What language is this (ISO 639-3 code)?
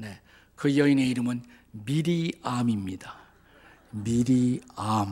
kor